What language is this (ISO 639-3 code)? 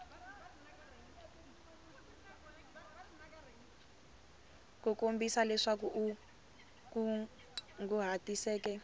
tso